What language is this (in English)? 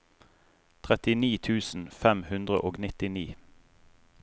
Norwegian